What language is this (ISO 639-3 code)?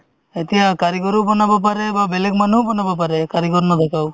asm